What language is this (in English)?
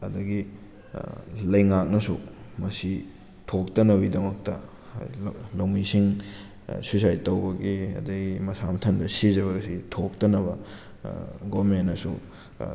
Manipuri